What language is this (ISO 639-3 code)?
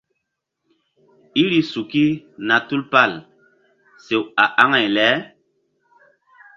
mdd